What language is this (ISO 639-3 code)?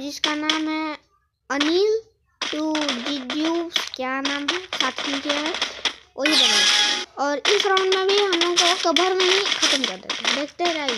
hin